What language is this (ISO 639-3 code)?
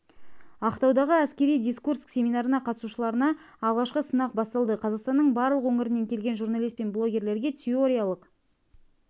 kaz